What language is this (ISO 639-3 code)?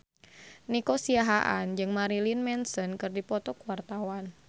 sun